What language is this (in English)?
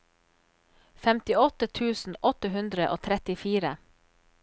Norwegian